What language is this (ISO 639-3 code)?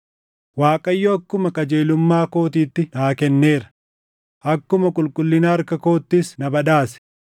orm